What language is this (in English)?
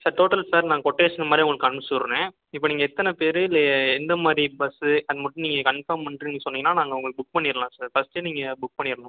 Tamil